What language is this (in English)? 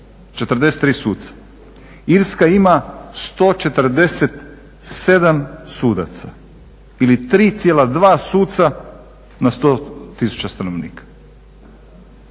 Croatian